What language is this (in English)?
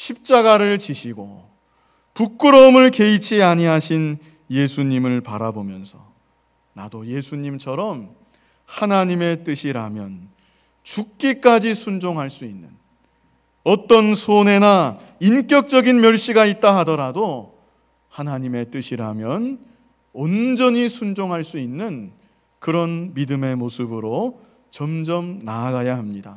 Korean